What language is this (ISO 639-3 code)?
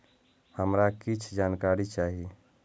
mai